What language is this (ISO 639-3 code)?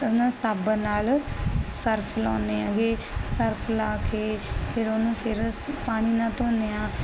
pan